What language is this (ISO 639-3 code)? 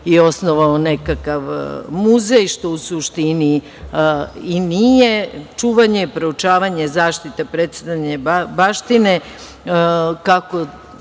srp